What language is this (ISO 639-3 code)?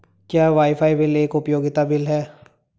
hin